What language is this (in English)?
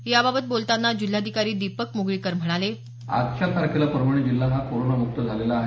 Marathi